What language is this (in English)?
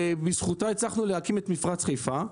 Hebrew